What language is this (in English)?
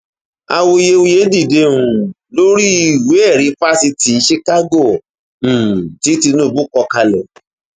Yoruba